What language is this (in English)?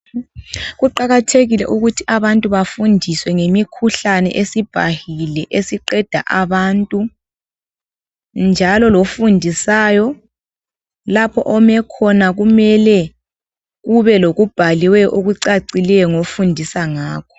North Ndebele